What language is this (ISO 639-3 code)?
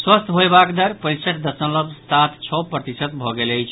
mai